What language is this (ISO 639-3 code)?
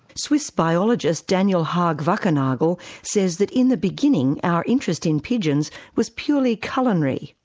eng